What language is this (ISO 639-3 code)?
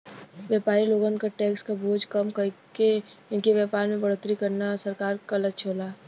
bho